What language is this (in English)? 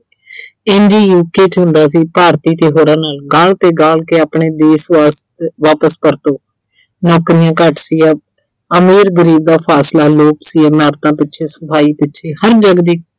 Punjabi